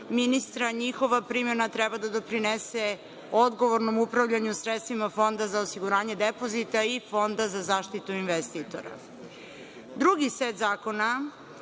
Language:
Serbian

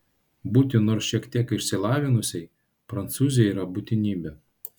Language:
Lithuanian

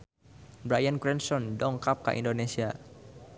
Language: Sundanese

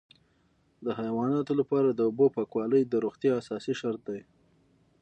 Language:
Pashto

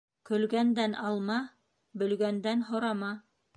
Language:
Bashkir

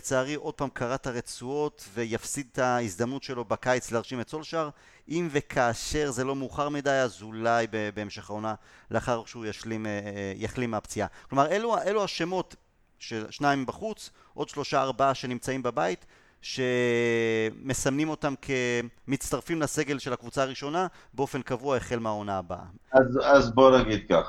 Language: Hebrew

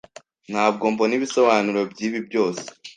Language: Kinyarwanda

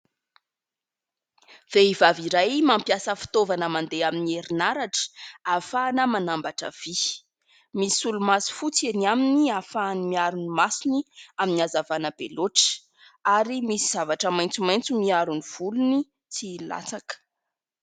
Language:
Malagasy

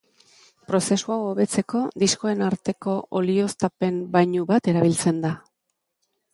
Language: Basque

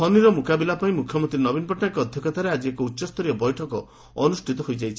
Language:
Odia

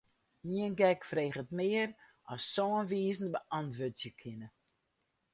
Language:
Western Frisian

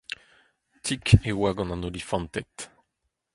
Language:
Breton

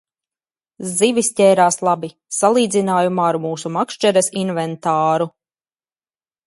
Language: Latvian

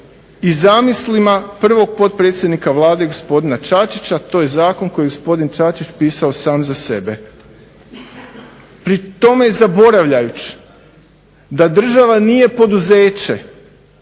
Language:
Croatian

